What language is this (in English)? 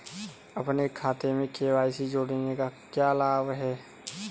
Hindi